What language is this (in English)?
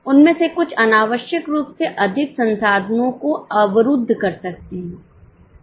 Hindi